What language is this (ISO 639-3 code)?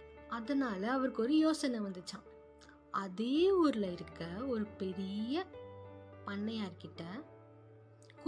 tam